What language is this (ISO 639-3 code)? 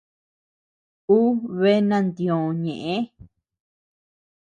cux